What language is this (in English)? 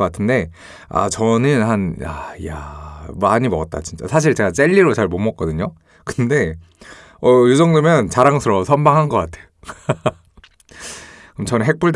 Korean